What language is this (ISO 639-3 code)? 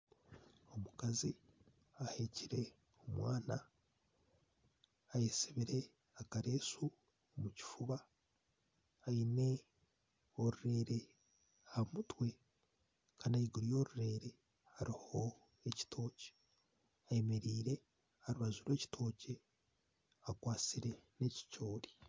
nyn